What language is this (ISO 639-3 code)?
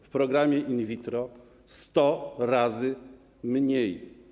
pol